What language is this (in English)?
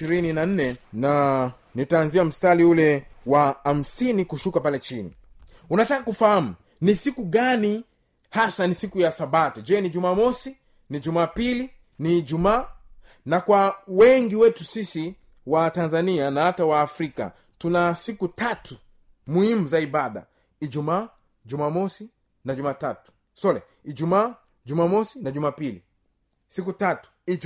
Swahili